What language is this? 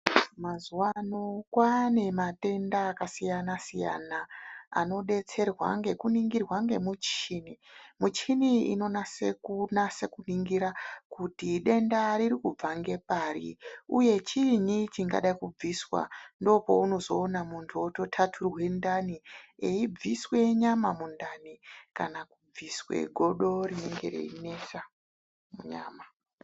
Ndau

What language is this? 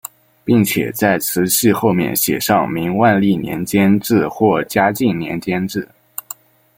Chinese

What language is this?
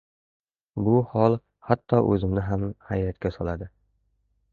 Uzbek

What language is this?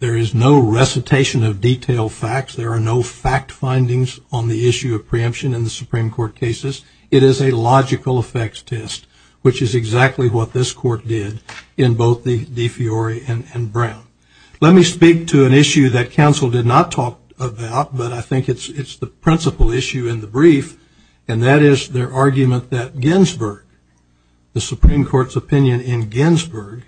English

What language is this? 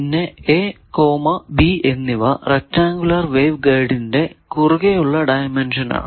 Malayalam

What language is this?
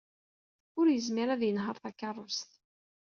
Kabyle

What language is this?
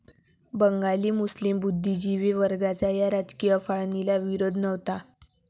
Marathi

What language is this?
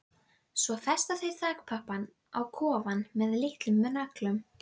Icelandic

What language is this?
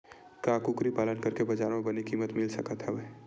Chhattisgarhi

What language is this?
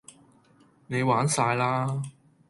Cantonese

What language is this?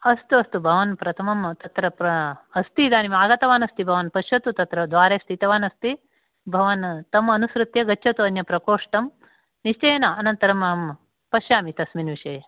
Sanskrit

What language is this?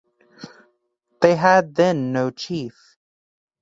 English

